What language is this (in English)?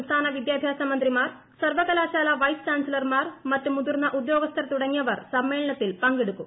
Malayalam